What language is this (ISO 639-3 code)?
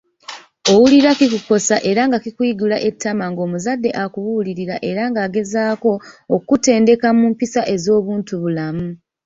lug